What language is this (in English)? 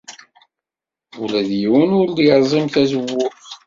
Kabyle